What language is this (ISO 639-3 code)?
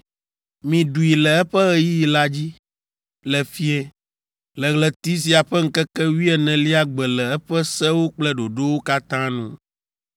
ewe